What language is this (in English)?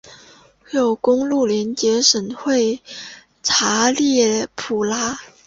Chinese